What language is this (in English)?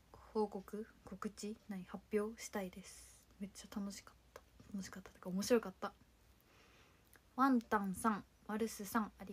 Japanese